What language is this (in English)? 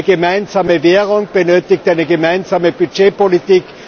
German